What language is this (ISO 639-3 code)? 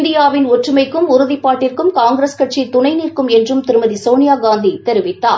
tam